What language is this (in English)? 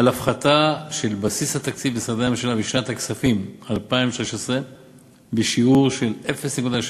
Hebrew